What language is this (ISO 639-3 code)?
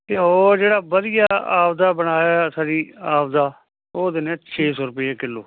pan